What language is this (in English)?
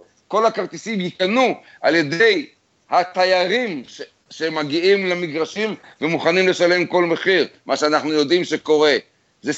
Hebrew